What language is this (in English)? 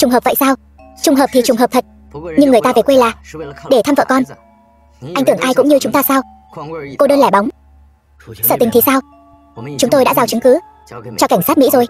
Vietnamese